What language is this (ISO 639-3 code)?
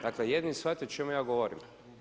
hrv